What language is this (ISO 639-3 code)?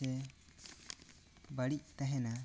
sat